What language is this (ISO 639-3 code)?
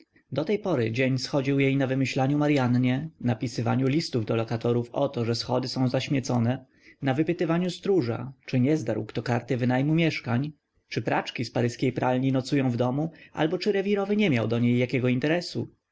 pol